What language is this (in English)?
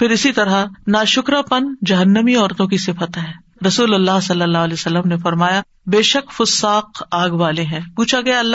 Urdu